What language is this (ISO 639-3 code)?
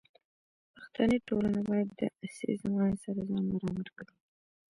pus